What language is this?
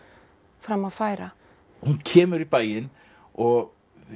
Icelandic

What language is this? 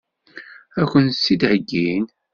Kabyle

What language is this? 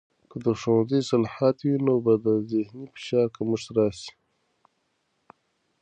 Pashto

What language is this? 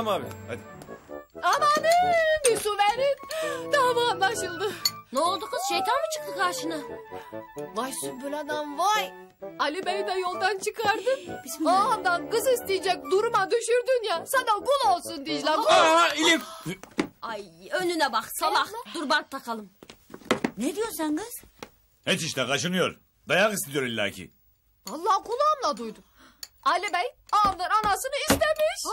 Turkish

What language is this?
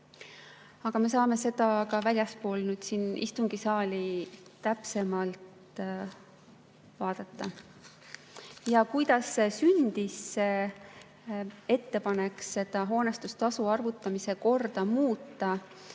Estonian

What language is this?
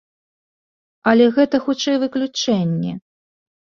Belarusian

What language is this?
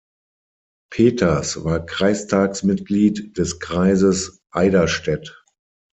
German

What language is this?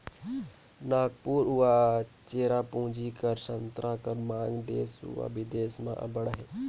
Chhattisgarhi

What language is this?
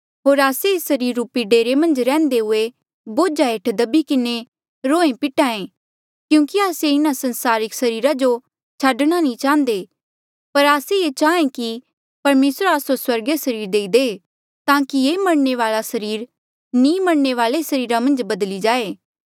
Mandeali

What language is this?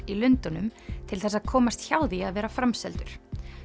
Icelandic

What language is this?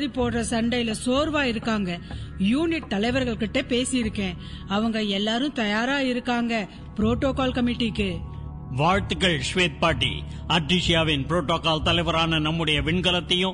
Tamil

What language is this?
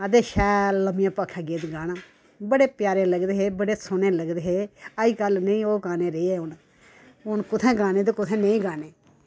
Dogri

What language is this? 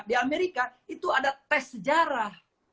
Indonesian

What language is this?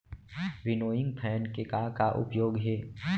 Chhattisgarhi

